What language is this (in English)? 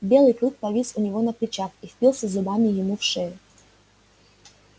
Russian